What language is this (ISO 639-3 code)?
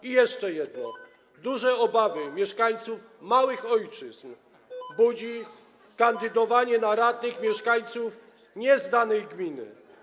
pol